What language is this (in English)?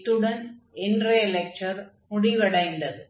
Tamil